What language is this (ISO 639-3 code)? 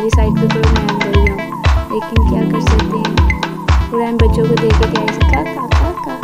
hin